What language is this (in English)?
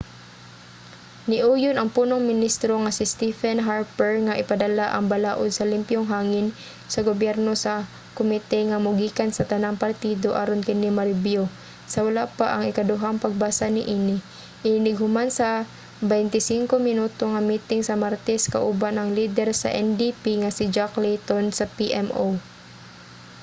Cebuano